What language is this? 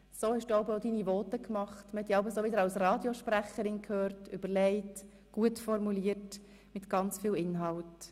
Swiss German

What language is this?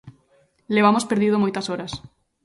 Galician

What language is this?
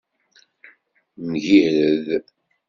Kabyle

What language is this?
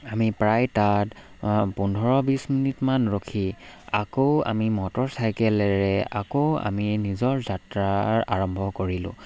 Assamese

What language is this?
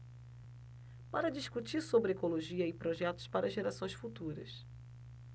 Portuguese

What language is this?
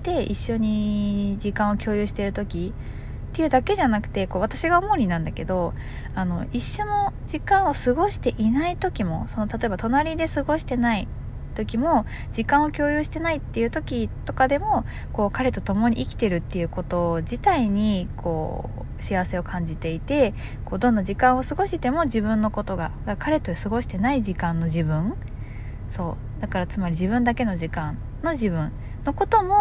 Japanese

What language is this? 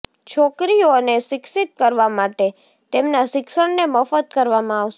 Gujarati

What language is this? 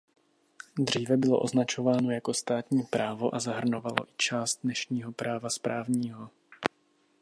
Czech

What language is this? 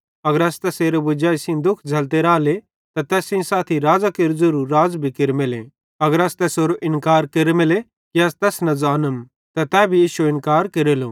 Bhadrawahi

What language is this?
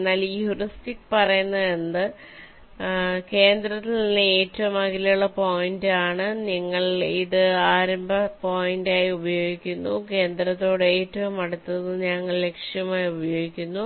Malayalam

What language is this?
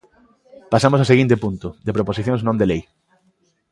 Galician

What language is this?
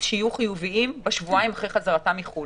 Hebrew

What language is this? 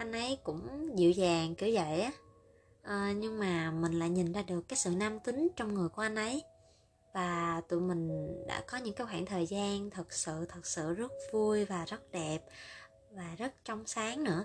Vietnamese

